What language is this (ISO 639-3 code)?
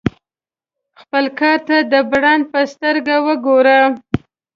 pus